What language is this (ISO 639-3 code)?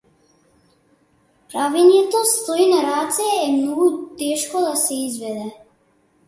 mkd